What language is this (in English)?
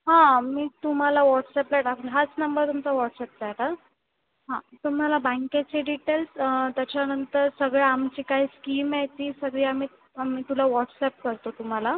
Marathi